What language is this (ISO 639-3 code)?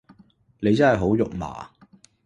yue